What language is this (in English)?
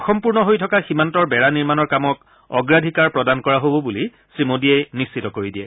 Assamese